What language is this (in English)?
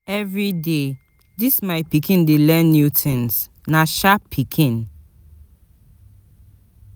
Nigerian Pidgin